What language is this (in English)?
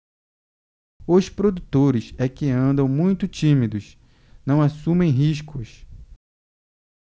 Portuguese